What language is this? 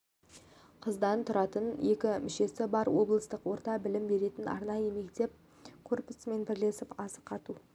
Kazakh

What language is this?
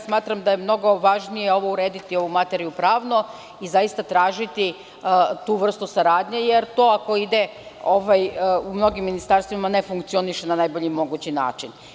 Serbian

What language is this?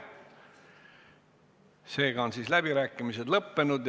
Estonian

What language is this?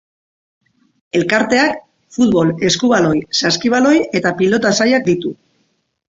Basque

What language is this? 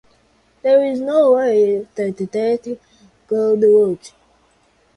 English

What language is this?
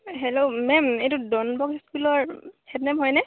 Assamese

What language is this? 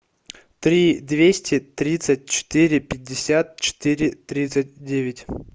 Russian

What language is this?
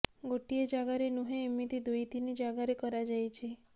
Odia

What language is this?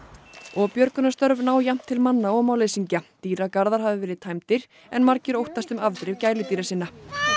Icelandic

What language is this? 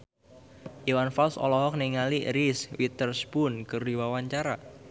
Sundanese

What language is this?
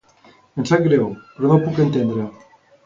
Catalan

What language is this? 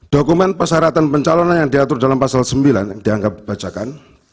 Indonesian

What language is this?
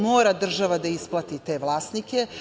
Serbian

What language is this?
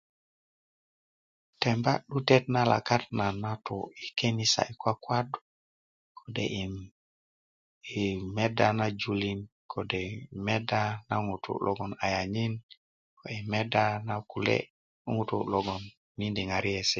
Kuku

